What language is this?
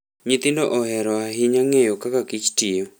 Luo (Kenya and Tanzania)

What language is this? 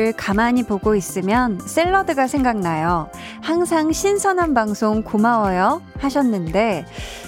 Korean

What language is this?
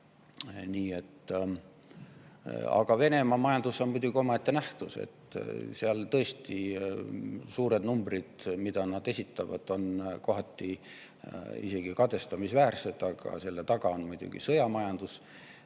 Estonian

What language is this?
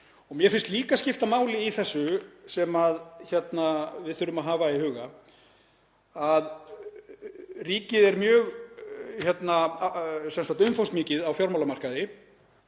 Icelandic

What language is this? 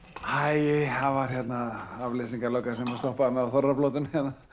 Icelandic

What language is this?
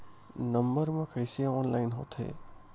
Chhattisgarhi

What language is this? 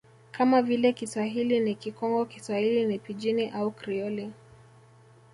Swahili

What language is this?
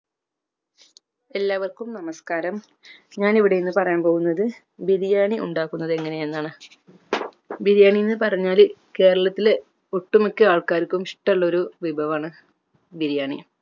Malayalam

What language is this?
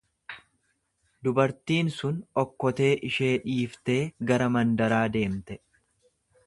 Oromo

